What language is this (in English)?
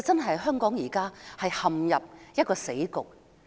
Cantonese